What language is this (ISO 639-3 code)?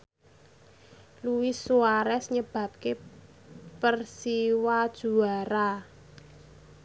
jav